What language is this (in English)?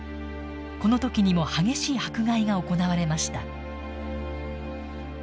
Japanese